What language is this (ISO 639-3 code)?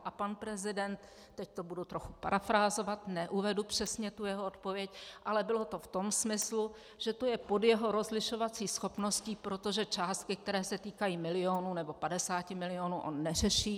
ces